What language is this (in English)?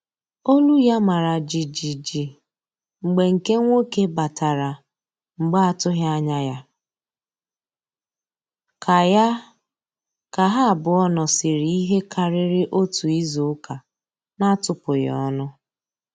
Igbo